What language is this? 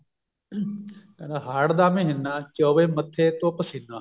Punjabi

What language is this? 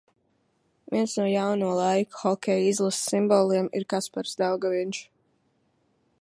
Latvian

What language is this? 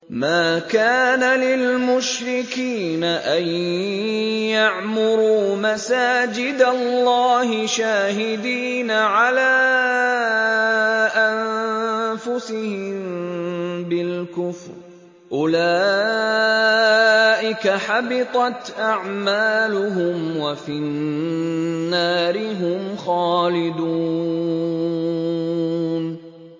Arabic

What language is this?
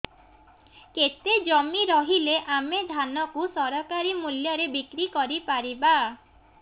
Odia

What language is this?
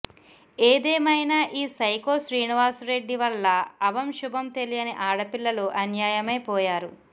Telugu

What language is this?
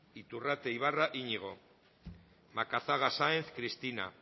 Basque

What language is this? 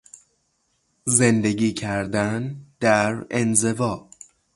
Persian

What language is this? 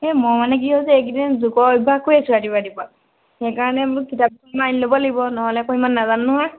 Assamese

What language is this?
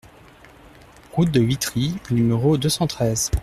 French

